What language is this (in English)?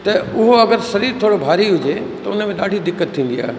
Sindhi